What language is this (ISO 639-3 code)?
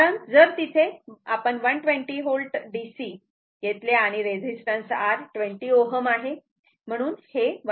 mar